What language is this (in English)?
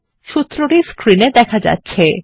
Bangla